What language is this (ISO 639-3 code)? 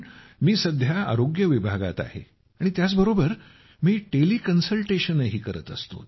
mar